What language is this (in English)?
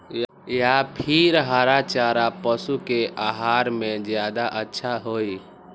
Magahi